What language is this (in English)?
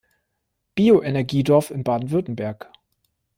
German